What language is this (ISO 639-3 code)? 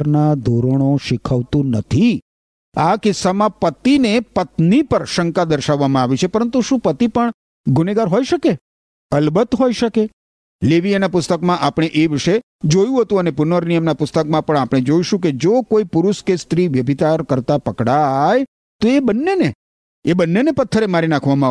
guj